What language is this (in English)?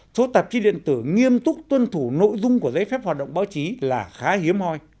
Vietnamese